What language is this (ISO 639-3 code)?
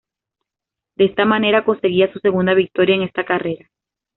spa